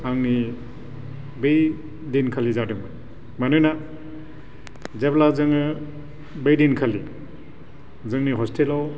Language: Bodo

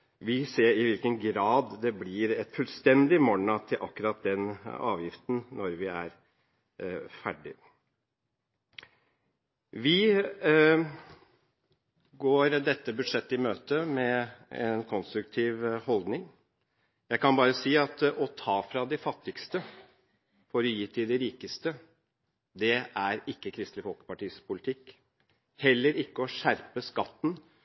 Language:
Norwegian Bokmål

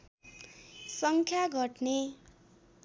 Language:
Nepali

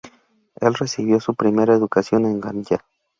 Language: Spanish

